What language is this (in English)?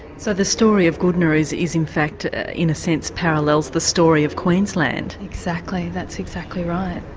English